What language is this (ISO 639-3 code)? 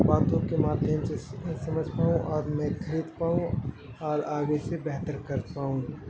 urd